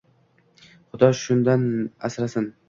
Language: Uzbek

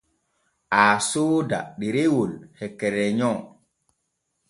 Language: Borgu Fulfulde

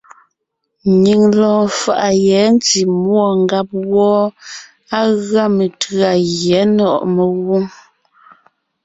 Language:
Ngiemboon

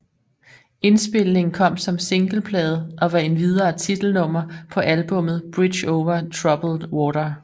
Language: Danish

